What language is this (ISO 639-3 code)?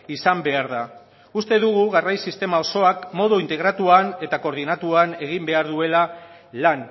eus